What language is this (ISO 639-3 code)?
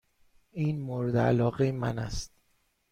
fas